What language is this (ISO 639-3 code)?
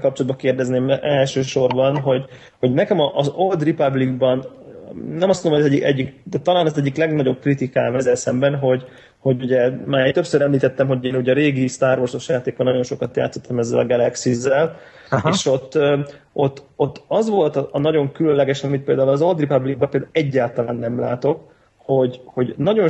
hun